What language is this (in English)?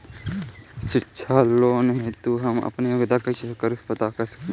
Bhojpuri